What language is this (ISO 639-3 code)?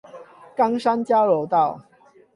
zho